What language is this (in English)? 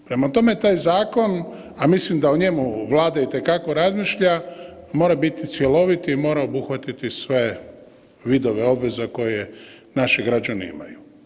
Croatian